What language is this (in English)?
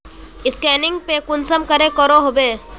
Magahi